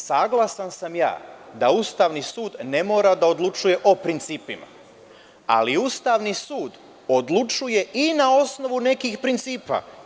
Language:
Serbian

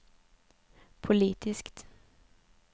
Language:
Swedish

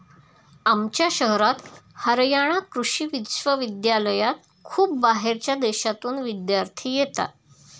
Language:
Marathi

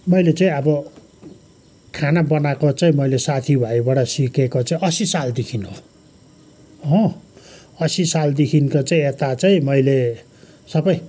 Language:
Nepali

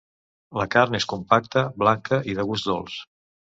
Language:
Catalan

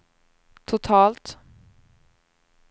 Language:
Swedish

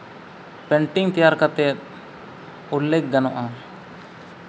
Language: Santali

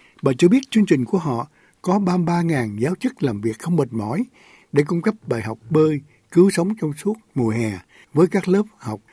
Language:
Vietnamese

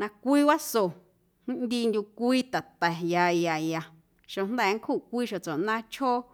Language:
Guerrero Amuzgo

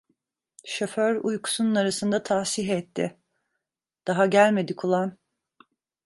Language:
Turkish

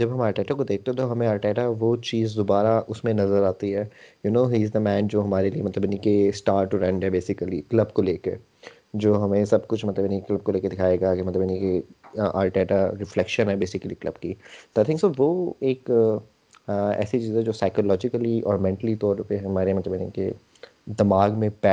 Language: Urdu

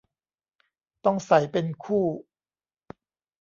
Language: Thai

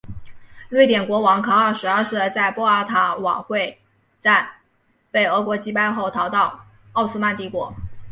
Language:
Chinese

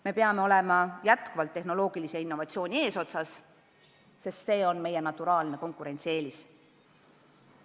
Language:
Estonian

